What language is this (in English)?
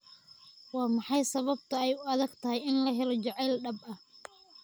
Somali